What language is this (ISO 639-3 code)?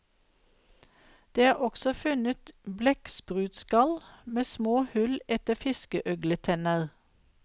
nor